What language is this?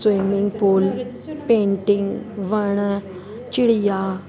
Sindhi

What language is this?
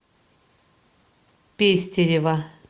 Russian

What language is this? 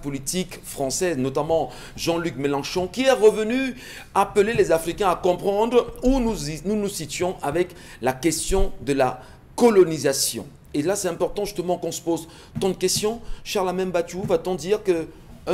French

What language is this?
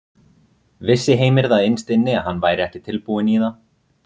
Icelandic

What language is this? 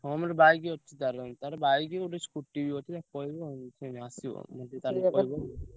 Odia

